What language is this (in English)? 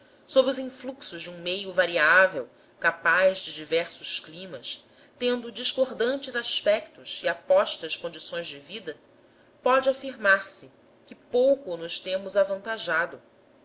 Portuguese